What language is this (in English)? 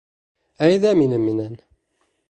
Bashkir